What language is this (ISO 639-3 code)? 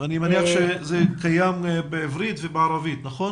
heb